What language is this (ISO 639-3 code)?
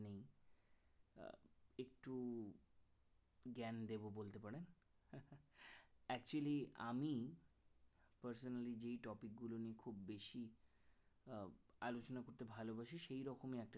ben